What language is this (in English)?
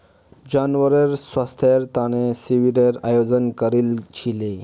Magahi